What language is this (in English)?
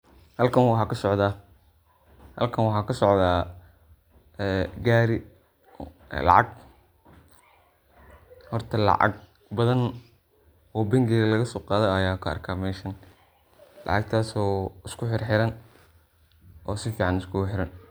Somali